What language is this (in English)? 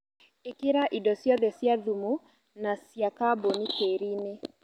Kikuyu